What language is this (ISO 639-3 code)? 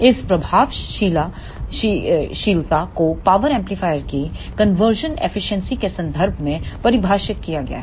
hin